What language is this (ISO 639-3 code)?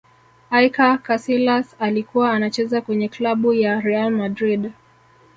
swa